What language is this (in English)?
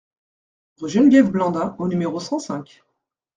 French